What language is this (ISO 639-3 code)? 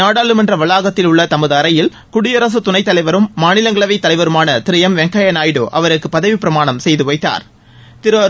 tam